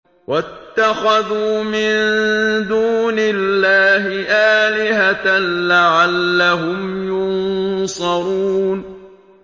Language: Arabic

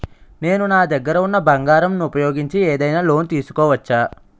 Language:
Telugu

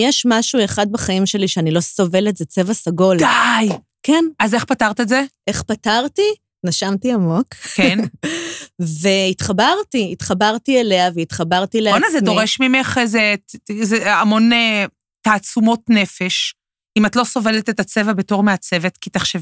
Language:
Hebrew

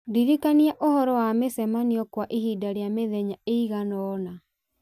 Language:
Kikuyu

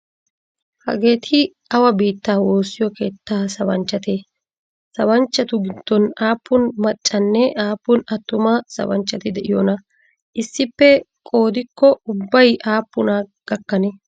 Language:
Wolaytta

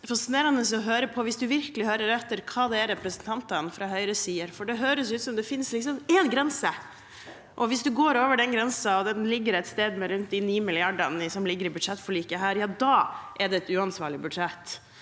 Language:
Norwegian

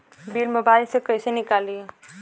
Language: Bhojpuri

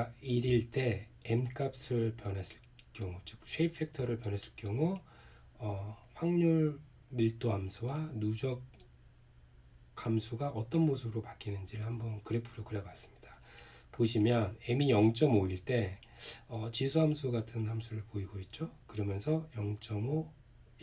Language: Korean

